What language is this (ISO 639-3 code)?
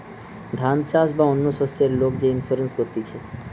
ben